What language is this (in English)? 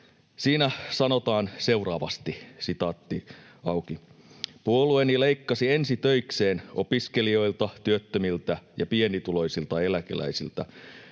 Finnish